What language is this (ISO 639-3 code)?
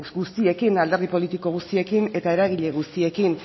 eus